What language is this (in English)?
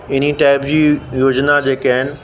Sindhi